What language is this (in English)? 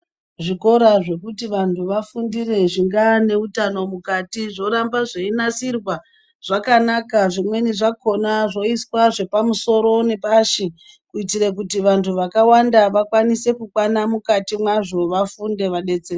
Ndau